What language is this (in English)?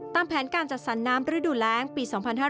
Thai